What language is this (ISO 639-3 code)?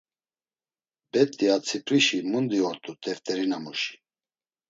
lzz